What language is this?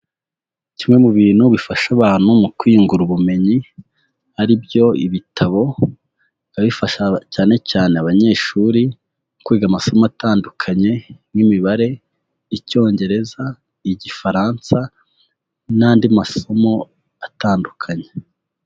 Kinyarwanda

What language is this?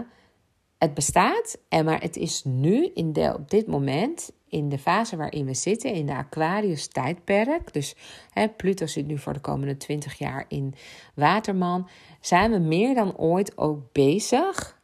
Dutch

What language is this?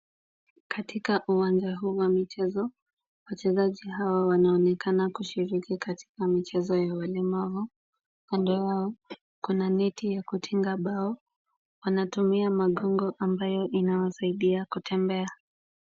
Swahili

